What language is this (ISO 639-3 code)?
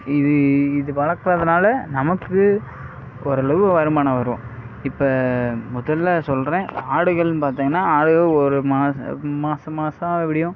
tam